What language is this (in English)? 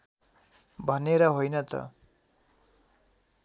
Nepali